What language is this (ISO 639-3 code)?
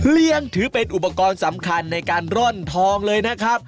tha